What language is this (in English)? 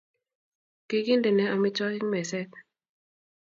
Kalenjin